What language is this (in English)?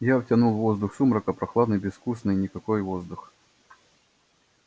Russian